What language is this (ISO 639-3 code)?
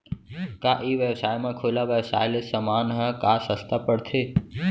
hne